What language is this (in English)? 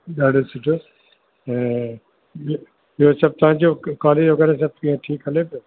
Sindhi